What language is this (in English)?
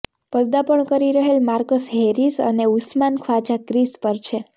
Gujarati